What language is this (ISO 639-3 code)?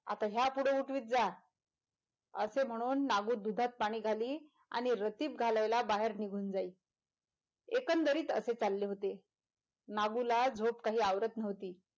mar